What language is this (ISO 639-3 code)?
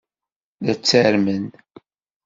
kab